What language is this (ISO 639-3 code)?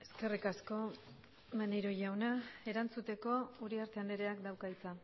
eus